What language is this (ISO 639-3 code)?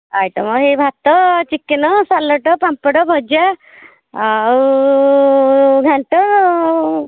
ori